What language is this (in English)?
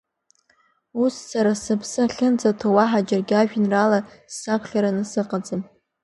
Abkhazian